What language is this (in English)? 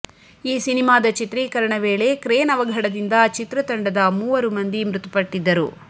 Kannada